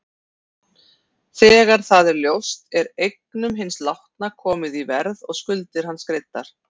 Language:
Icelandic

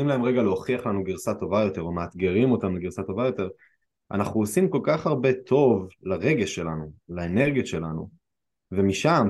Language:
Hebrew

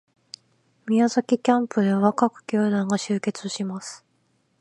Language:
Japanese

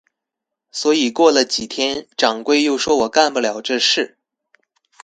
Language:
Chinese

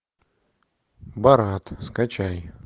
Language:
Russian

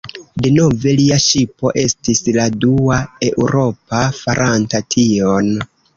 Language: Esperanto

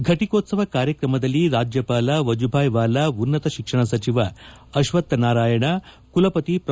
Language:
Kannada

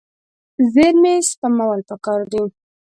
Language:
Pashto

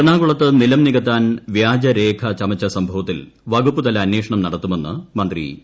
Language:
Malayalam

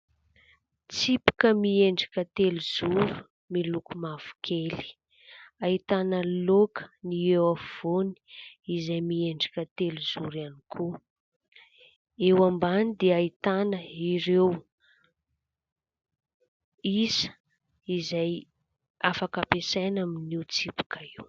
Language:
Malagasy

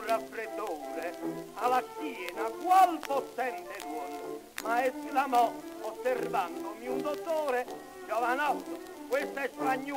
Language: Italian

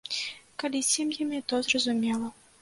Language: Belarusian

